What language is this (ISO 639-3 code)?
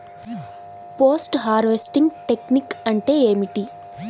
tel